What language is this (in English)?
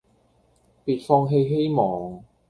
Cantonese